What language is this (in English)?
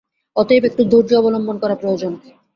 Bangla